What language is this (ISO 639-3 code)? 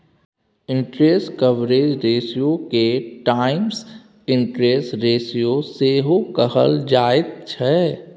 mai